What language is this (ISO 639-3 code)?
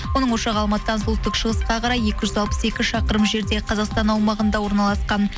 kaz